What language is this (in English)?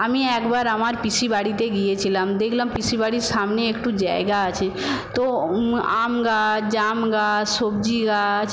Bangla